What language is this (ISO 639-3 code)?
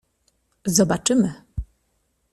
pol